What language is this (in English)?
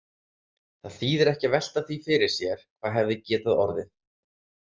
Icelandic